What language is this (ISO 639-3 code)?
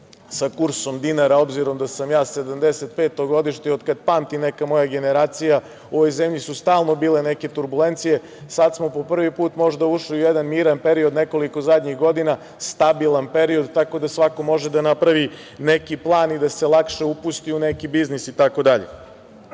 srp